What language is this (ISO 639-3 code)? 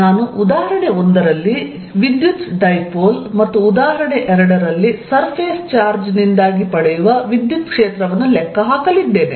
kan